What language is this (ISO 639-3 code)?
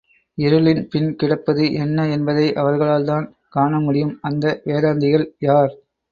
tam